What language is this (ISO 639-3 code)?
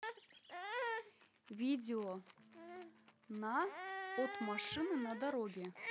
rus